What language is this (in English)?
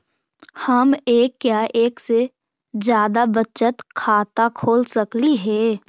Magahi